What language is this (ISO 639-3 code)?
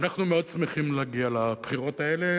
heb